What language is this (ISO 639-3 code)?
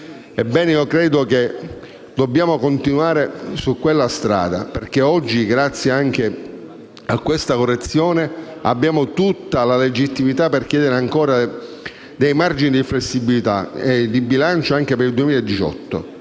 ita